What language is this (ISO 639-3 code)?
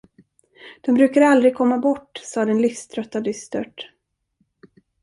swe